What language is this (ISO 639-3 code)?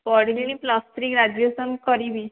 ori